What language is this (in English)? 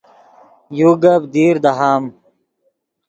Yidgha